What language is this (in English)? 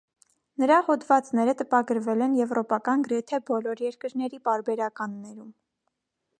Armenian